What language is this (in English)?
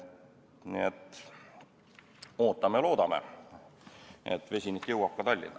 Estonian